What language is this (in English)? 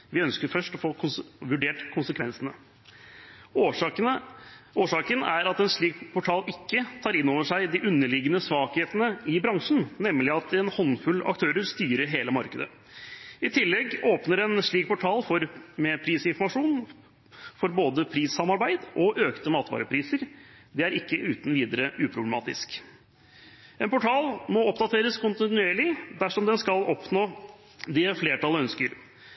Norwegian Bokmål